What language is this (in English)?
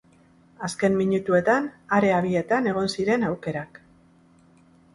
Basque